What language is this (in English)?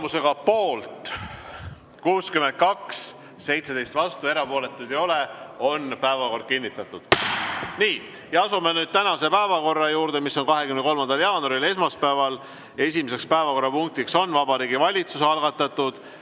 Estonian